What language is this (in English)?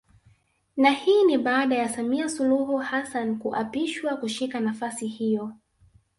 Swahili